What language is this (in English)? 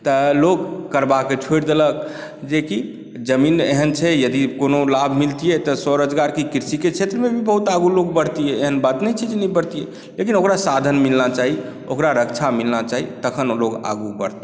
Maithili